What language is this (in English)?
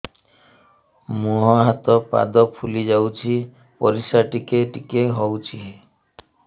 Odia